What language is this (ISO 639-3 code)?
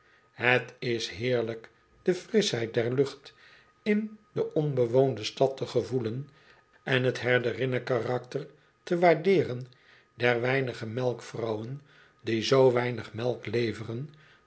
nld